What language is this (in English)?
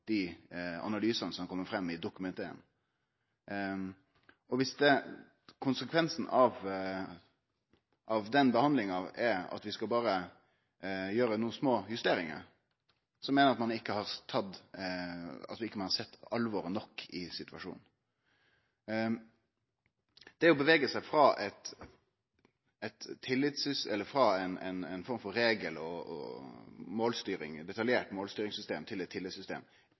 Norwegian Nynorsk